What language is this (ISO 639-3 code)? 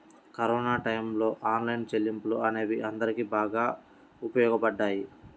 tel